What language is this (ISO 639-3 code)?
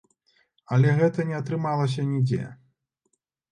bel